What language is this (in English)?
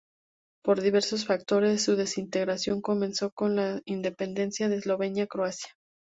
Spanish